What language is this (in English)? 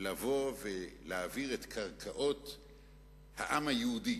Hebrew